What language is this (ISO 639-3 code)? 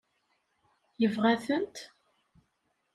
kab